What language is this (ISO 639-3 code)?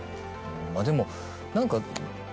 jpn